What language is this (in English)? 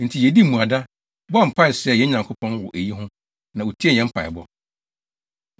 Akan